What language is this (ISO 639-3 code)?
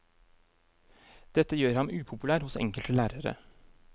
nor